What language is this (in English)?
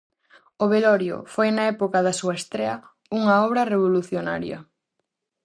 Galician